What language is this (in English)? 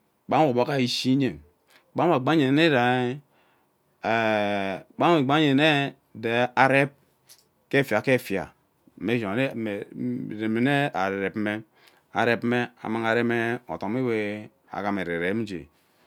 Ubaghara